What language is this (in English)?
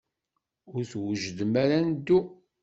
Kabyle